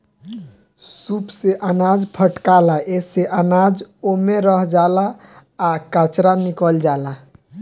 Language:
Bhojpuri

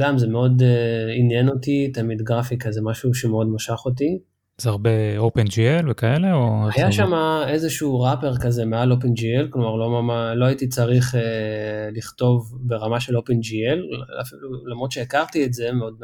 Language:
Hebrew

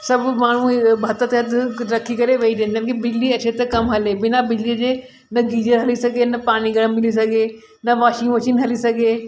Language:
Sindhi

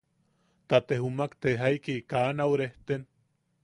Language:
Yaqui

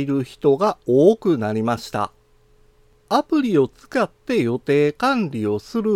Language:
Japanese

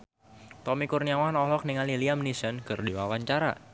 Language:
Sundanese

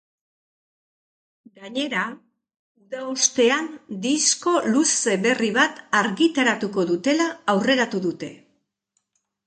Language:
Basque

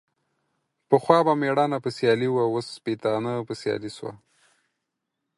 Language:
Pashto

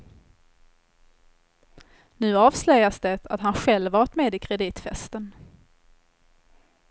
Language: Swedish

